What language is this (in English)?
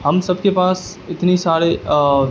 Urdu